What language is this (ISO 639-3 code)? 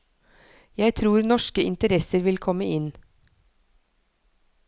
nor